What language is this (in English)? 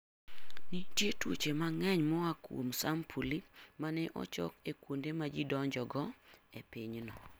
Luo (Kenya and Tanzania)